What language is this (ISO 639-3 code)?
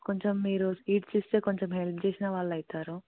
tel